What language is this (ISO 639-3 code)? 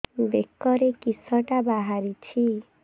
ori